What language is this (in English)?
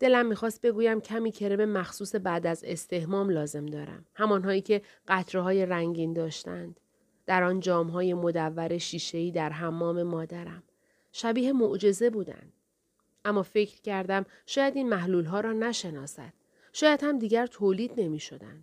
Persian